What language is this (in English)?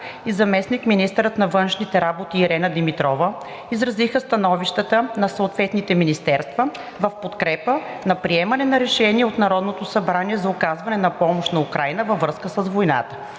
Bulgarian